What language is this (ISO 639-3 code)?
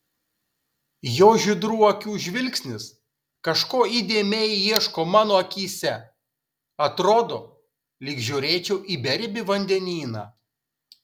lit